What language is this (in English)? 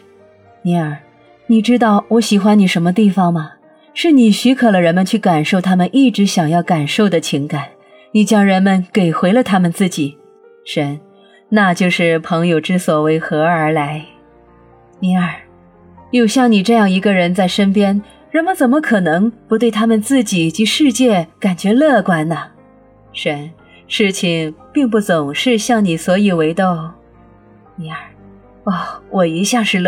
Chinese